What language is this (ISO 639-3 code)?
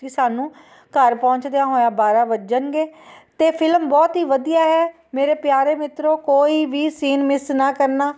pan